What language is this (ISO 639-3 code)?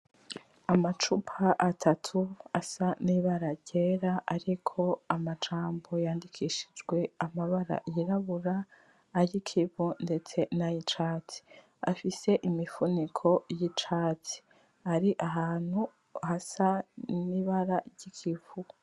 run